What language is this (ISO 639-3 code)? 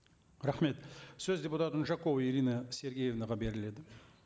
kaz